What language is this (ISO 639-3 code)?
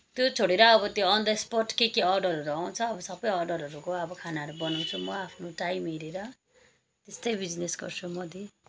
nep